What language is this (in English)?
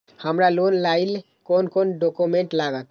Maithili